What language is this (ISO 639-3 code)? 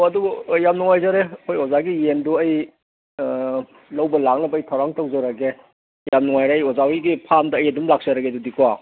mni